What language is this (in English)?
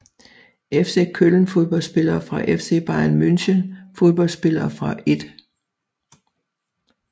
Danish